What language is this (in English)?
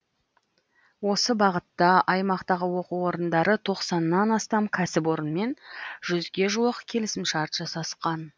Kazakh